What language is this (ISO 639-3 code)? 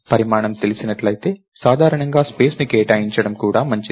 tel